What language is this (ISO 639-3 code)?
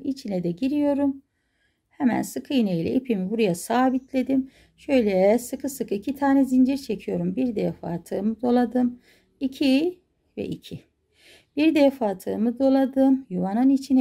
tur